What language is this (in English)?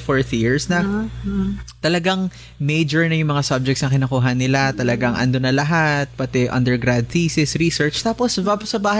Filipino